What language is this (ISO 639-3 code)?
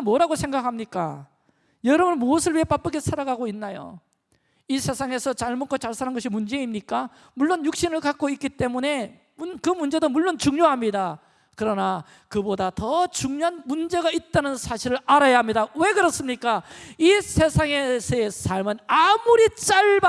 kor